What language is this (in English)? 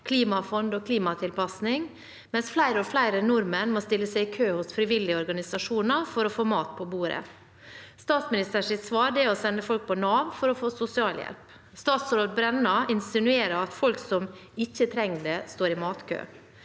Norwegian